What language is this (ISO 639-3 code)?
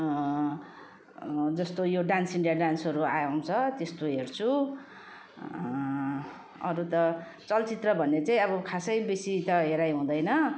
nep